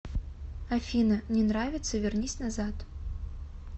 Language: Russian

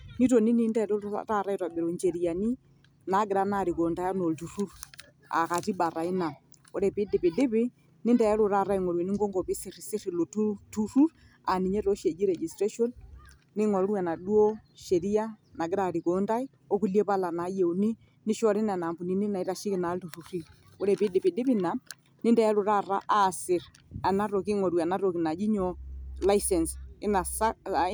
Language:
Masai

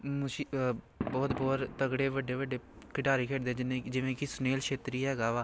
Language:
Punjabi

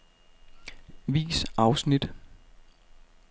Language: Danish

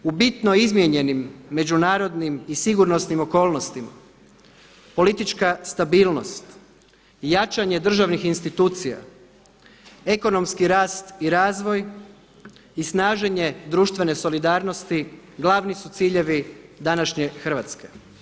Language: Croatian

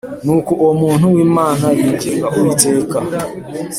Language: Kinyarwanda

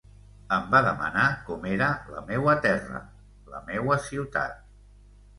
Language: Catalan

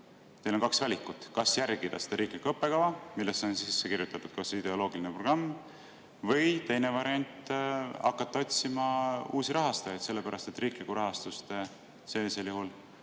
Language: Estonian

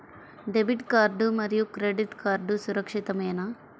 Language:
Telugu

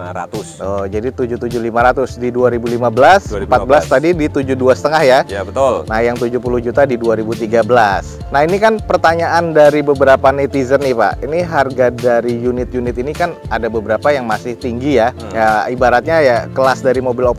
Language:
Indonesian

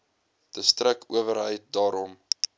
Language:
Afrikaans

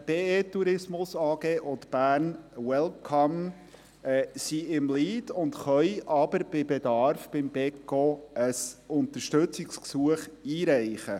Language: Swiss German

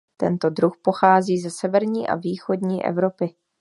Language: Czech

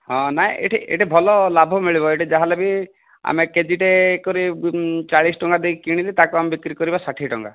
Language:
Odia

